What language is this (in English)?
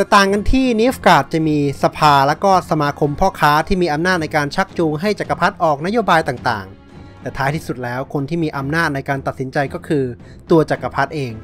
Thai